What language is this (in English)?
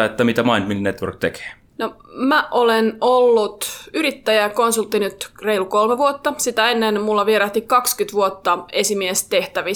Finnish